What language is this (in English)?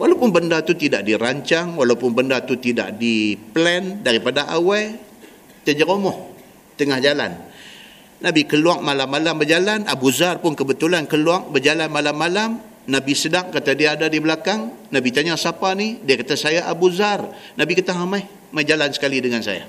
Malay